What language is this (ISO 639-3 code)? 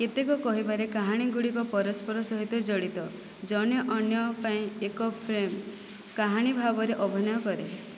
ori